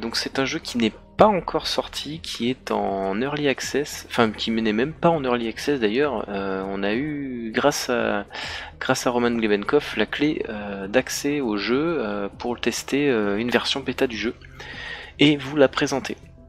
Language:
French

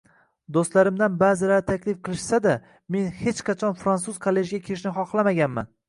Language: Uzbek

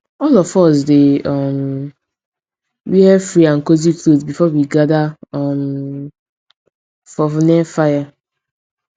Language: Nigerian Pidgin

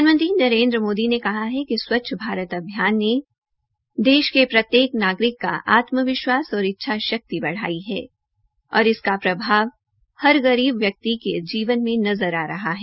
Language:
Hindi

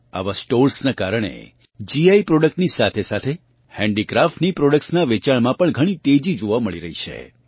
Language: Gujarati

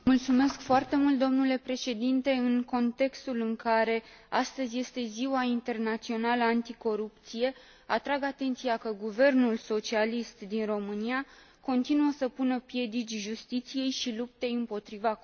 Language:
Romanian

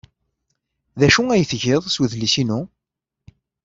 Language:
Kabyle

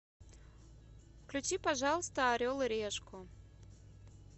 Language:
Russian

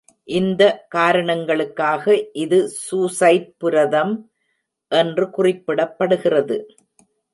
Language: Tamil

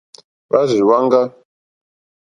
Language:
Mokpwe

